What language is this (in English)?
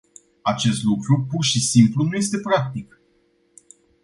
Romanian